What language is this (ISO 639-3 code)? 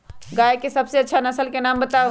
mag